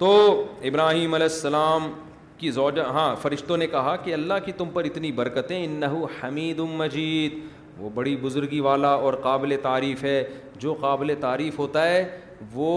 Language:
Urdu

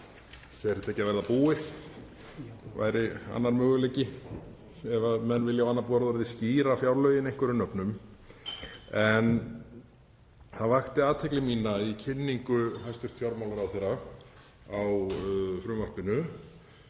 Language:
Icelandic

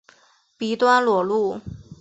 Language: Chinese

